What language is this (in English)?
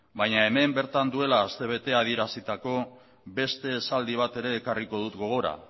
Basque